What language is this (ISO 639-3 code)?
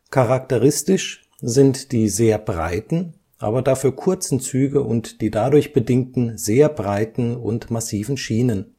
deu